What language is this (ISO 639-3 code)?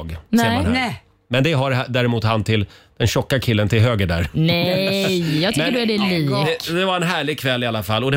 swe